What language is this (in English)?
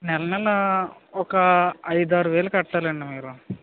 Telugu